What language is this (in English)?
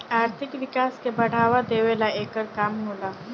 Bhojpuri